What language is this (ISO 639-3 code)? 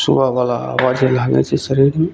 mai